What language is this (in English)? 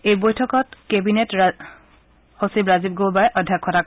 Assamese